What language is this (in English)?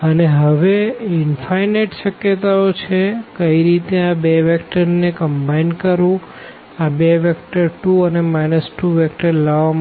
Gujarati